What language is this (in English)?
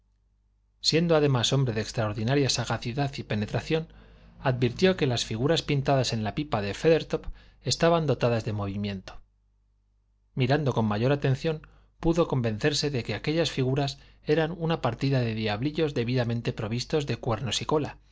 Spanish